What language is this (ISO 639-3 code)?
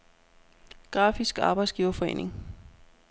dan